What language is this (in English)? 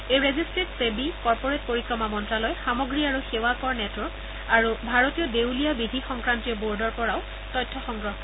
Assamese